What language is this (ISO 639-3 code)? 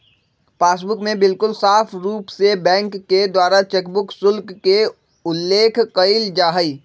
mag